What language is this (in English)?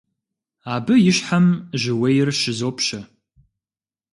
Kabardian